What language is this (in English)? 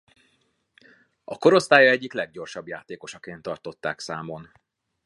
Hungarian